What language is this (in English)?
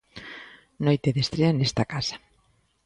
Galician